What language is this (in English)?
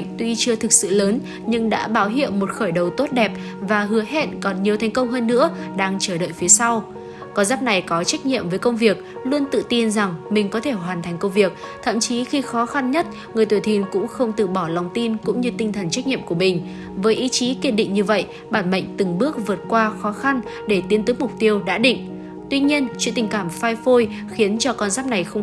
Vietnamese